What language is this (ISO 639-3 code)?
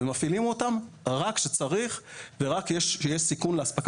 heb